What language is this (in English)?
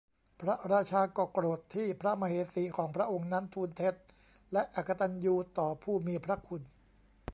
Thai